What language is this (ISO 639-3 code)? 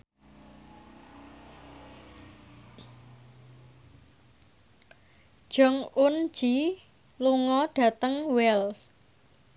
jav